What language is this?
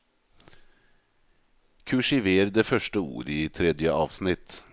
Norwegian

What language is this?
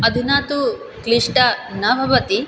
Sanskrit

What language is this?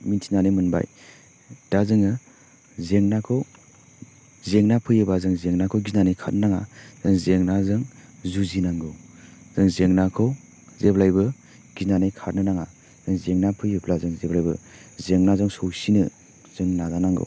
Bodo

